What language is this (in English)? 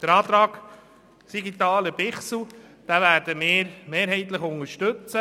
Swiss German